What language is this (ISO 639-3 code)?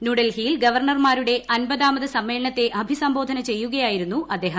mal